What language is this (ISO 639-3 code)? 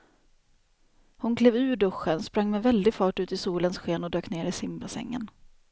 swe